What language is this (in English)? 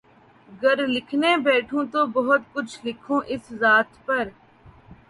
Urdu